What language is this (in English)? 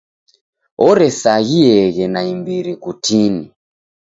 Taita